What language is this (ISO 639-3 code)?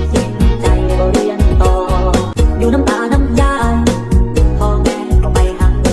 tha